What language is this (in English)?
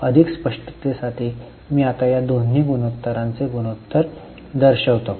Marathi